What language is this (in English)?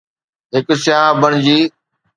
Sindhi